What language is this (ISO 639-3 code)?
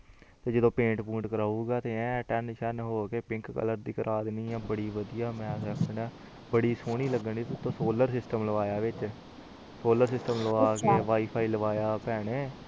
pan